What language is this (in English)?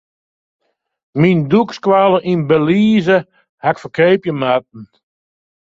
Western Frisian